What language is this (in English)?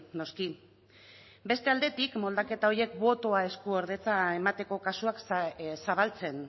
Basque